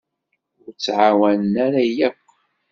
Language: Kabyle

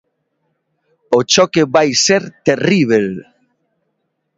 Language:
Galician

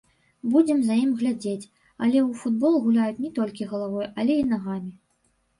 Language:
Belarusian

